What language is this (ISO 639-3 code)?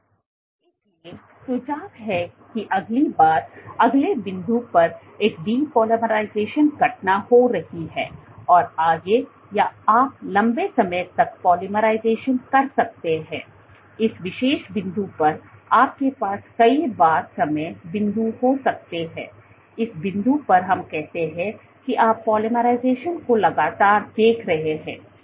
hin